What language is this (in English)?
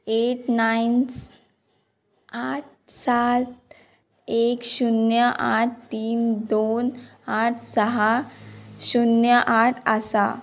Konkani